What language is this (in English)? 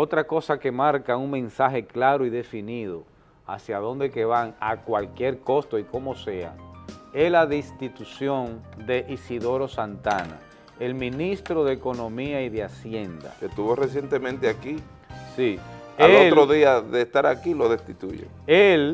Spanish